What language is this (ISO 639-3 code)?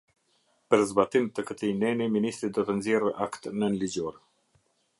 sqi